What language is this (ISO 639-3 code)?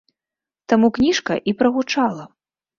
bel